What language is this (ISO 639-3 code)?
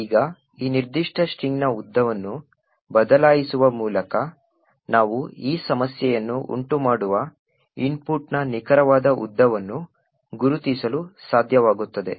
kan